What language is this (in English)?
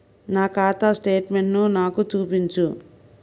Telugu